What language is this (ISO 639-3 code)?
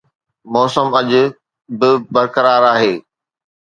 snd